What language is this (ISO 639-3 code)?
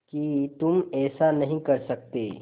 hin